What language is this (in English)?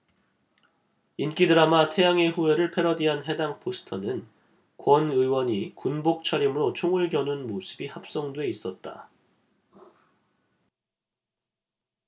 Korean